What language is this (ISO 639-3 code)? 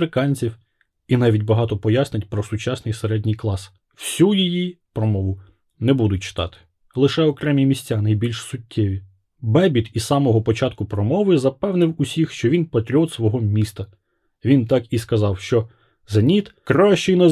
ukr